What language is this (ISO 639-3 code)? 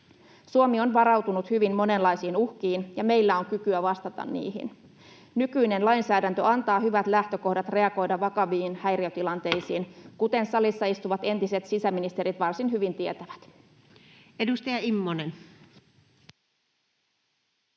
fin